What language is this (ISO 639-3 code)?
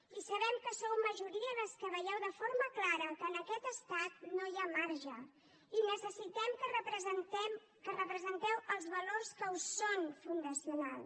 cat